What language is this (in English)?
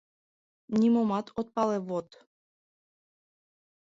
Mari